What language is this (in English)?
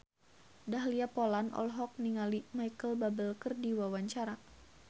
Sundanese